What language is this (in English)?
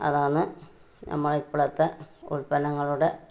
Malayalam